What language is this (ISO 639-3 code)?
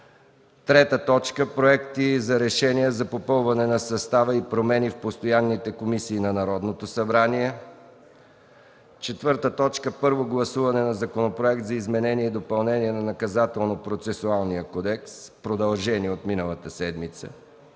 bul